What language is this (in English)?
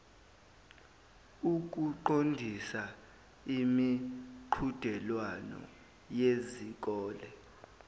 Zulu